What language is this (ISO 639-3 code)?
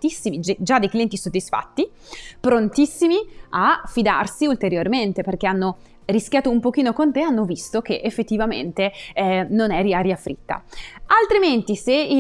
ita